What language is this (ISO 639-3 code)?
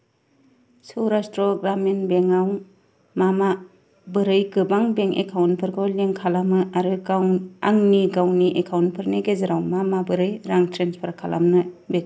brx